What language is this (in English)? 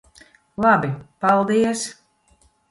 Latvian